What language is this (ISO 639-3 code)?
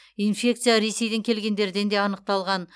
kaz